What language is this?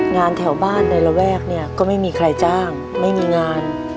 Thai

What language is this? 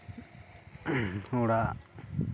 Santali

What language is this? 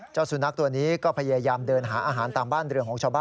Thai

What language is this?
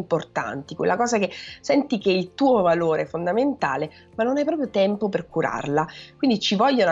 Italian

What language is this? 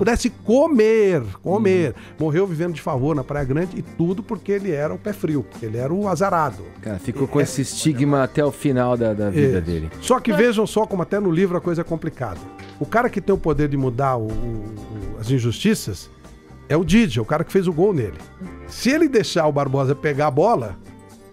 Portuguese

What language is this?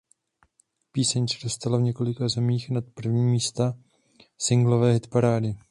Czech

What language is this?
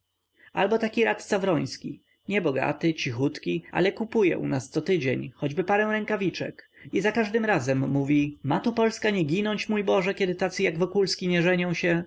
Polish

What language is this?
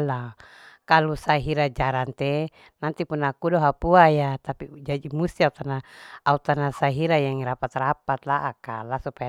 Larike-Wakasihu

